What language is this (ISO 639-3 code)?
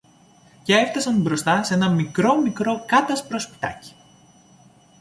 ell